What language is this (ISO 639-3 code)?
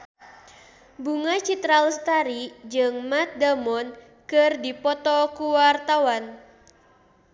sun